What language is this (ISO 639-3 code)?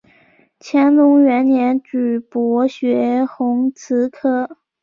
zho